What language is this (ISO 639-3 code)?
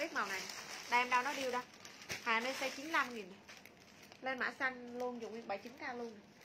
vie